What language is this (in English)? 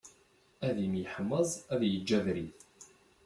Kabyle